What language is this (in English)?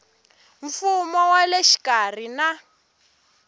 Tsonga